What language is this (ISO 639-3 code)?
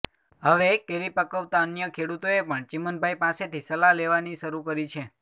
guj